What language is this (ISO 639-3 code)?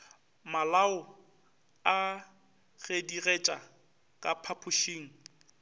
nso